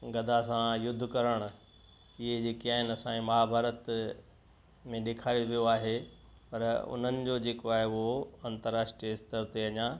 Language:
Sindhi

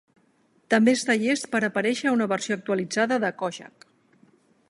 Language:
Catalan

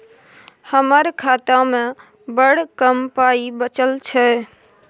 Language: Maithili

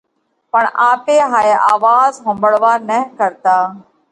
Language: Parkari Koli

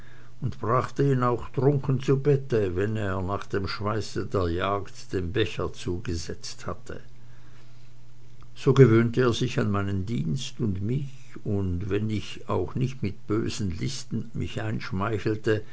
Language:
German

